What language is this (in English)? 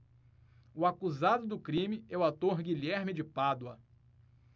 Portuguese